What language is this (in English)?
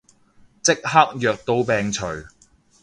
Cantonese